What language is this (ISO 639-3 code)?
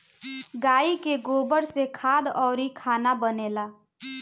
bho